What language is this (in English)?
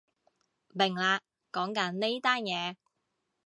Cantonese